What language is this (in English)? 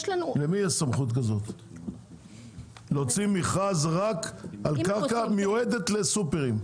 Hebrew